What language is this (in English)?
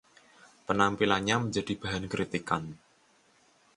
Indonesian